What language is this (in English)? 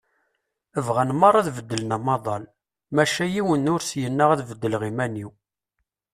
Kabyle